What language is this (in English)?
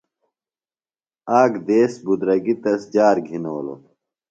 Phalura